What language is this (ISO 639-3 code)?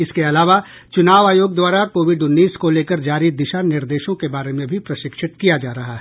hin